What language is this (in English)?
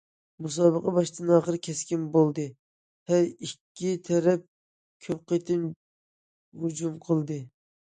Uyghur